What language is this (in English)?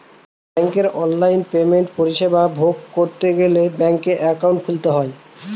Bangla